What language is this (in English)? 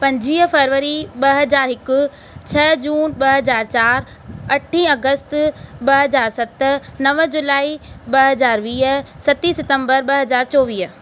Sindhi